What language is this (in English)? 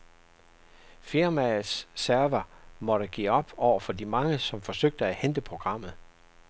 Danish